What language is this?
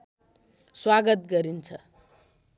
Nepali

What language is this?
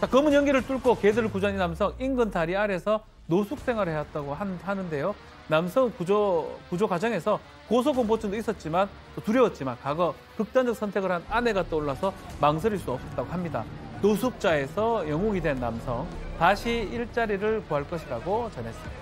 Korean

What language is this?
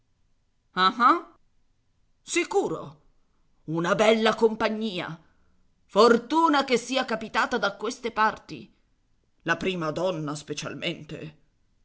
Italian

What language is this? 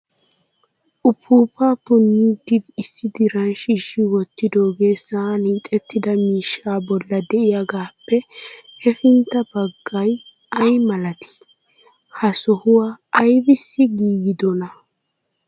Wolaytta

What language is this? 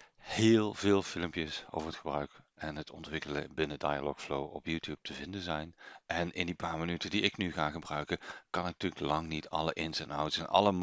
Dutch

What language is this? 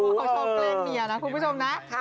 Thai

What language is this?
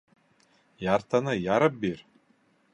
Bashkir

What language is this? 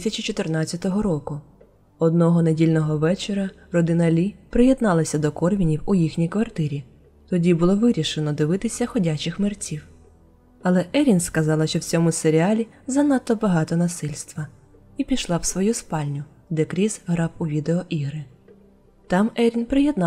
Ukrainian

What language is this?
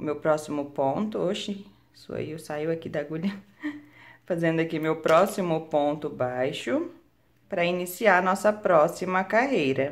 Portuguese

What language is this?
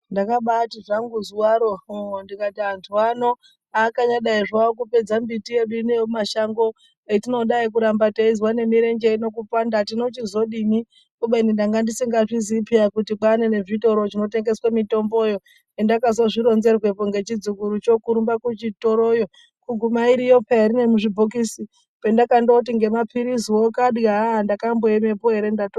Ndau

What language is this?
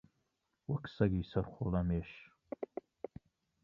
Central Kurdish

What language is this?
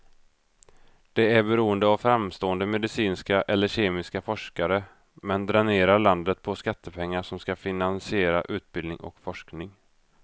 Swedish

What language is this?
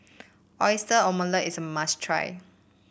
English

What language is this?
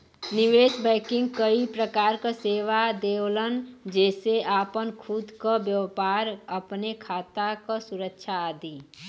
Bhojpuri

